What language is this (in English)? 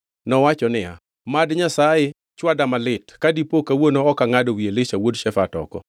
Luo (Kenya and Tanzania)